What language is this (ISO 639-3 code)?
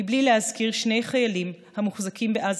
heb